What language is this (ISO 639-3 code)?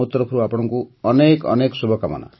ori